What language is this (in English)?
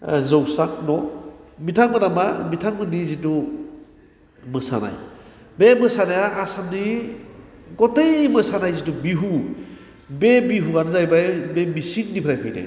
Bodo